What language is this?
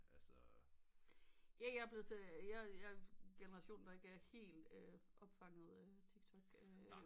Danish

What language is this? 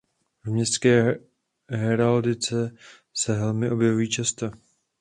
Czech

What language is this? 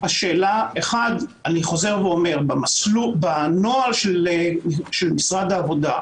Hebrew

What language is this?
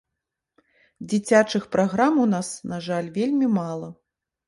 Belarusian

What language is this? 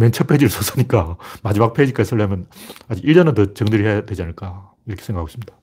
Korean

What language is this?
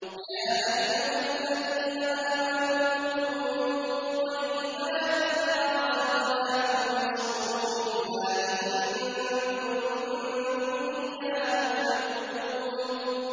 Arabic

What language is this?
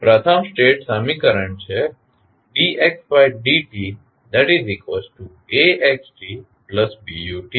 Gujarati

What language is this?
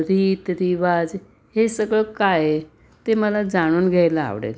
Marathi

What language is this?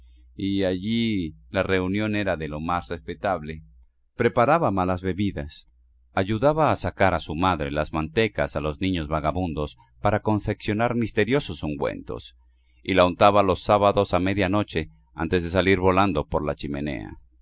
Spanish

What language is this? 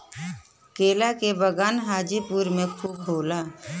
Bhojpuri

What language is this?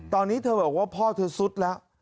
Thai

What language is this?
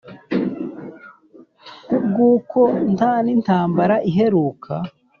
Kinyarwanda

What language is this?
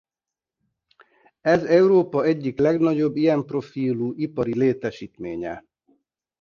Hungarian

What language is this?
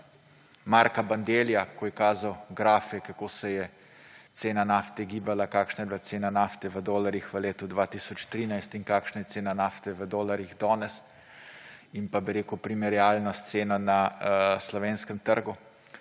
Slovenian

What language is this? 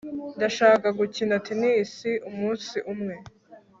Kinyarwanda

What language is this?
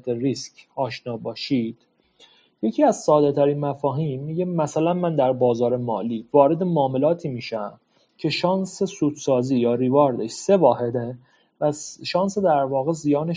Persian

